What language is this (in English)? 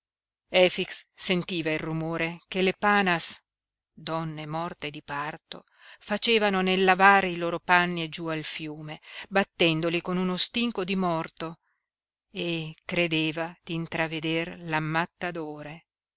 Italian